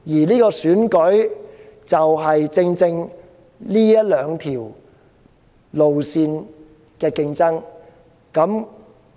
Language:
Cantonese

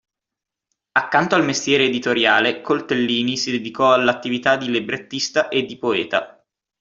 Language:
Italian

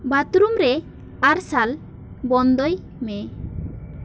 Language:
Santali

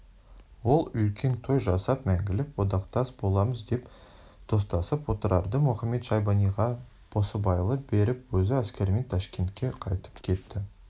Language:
Kazakh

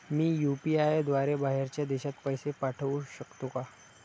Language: Marathi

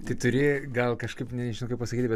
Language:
Lithuanian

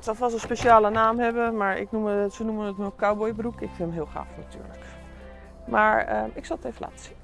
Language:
Dutch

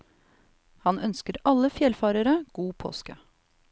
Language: Norwegian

